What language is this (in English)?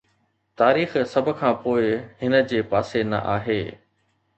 Sindhi